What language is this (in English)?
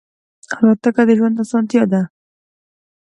Pashto